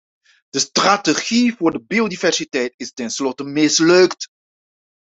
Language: Dutch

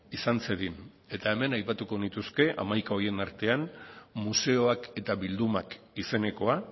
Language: Basque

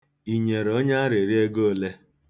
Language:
Igbo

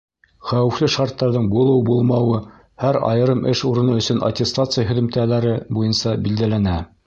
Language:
Bashkir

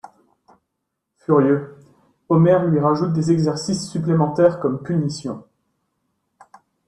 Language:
French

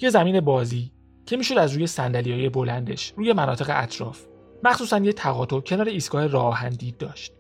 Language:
Persian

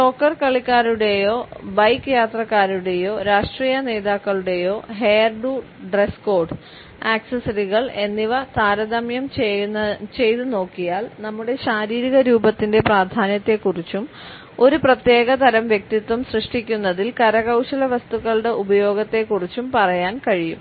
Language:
Malayalam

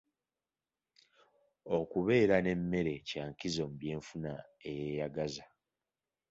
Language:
Ganda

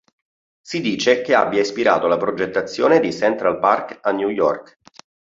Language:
Italian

